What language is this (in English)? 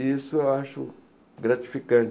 Portuguese